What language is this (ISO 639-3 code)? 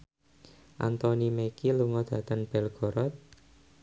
jav